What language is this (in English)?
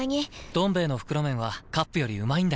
Japanese